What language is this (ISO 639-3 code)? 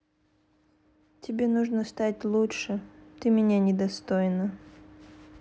rus